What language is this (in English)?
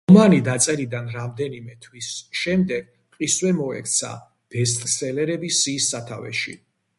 Georgian